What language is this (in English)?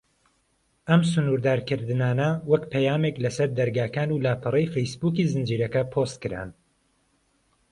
Central Kurdish